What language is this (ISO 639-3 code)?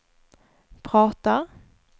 swe